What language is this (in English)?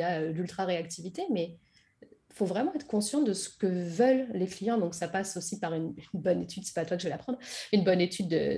French